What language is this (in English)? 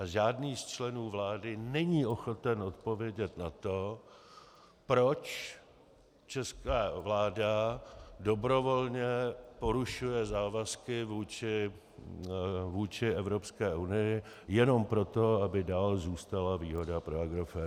Czech